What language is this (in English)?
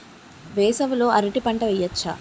Telugu